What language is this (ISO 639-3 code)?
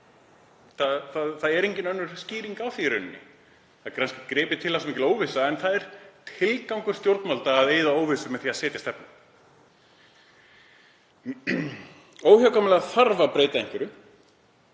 isl